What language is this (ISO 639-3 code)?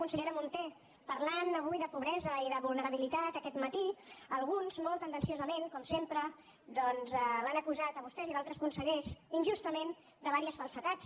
cat